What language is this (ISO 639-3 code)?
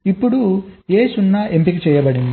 tel